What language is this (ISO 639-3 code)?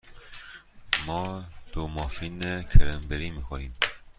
fas